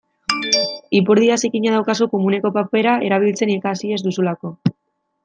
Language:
Basque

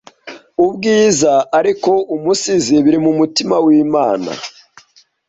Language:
Kinyarwanda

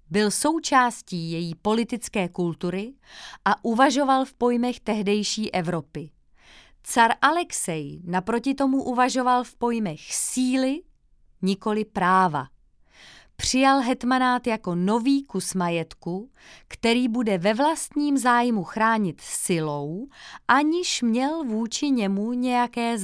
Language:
Czech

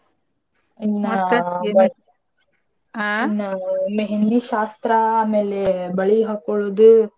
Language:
Kannada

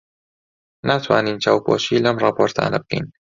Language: Central Kurdish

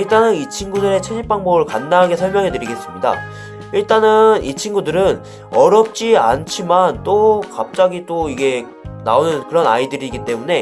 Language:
Korean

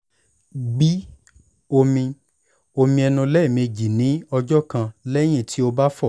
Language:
Yoruba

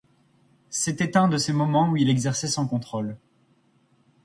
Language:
French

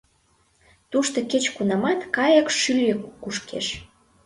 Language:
Mari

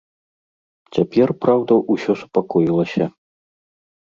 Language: Belarusian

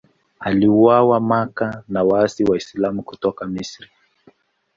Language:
Swahili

